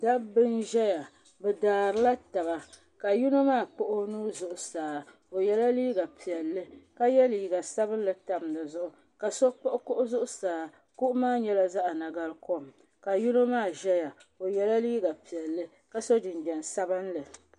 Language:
Dagbani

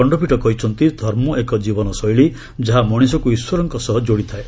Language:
Odia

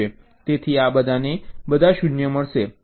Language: Gujarati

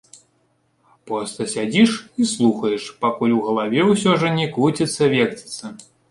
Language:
Belarusian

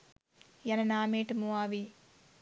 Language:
Sinhala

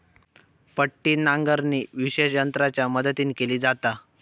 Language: Marathi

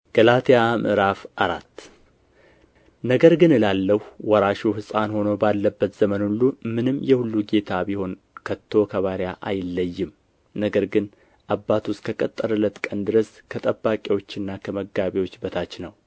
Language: Amharic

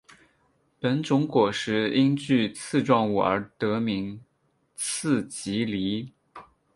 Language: Chinese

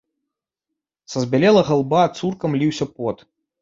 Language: Belarusian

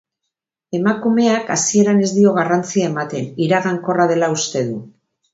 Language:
Basque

